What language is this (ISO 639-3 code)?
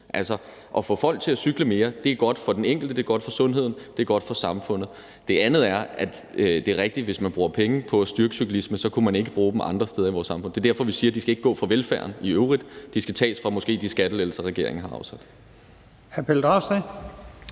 dan